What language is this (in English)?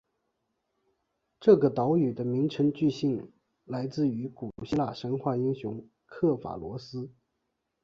Chinese